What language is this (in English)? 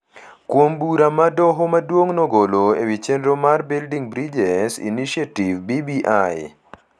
Luo (Kenya and Tanzania)